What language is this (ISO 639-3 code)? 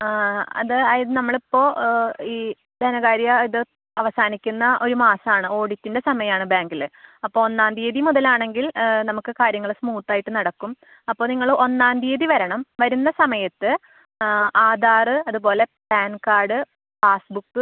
mal